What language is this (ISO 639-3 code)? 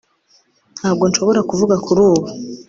kin